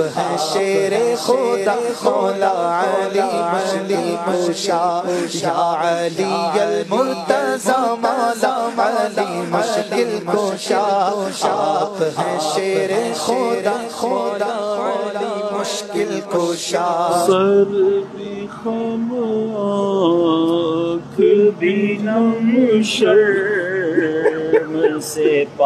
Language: Arabic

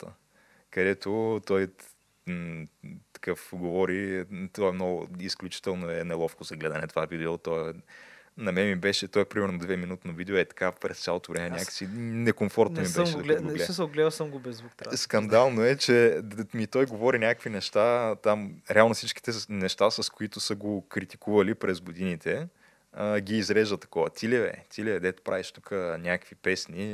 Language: Bulgarian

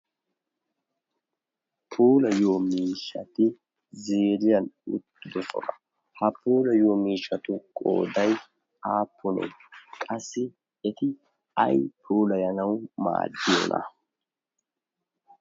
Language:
Wolaytta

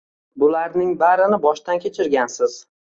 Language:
Uzbek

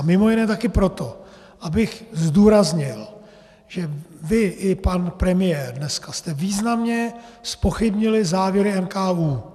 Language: Czech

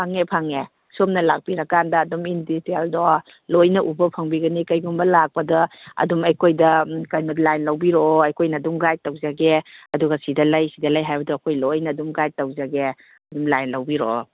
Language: Manipuri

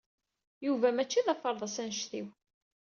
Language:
Kabyle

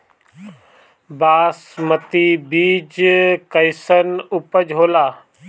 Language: Bhojpuri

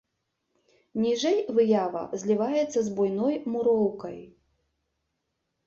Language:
Belarusian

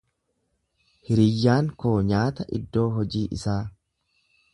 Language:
Oromo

